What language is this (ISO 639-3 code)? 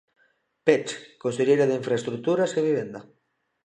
glg